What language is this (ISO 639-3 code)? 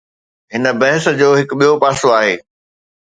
snd